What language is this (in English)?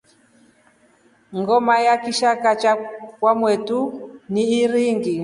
Rombo